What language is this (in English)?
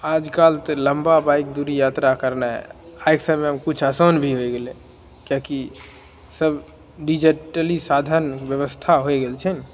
Maithili